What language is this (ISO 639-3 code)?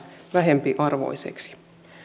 fin